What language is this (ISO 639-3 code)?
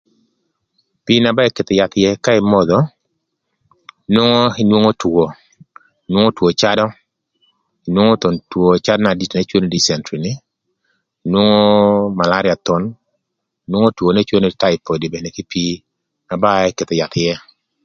lth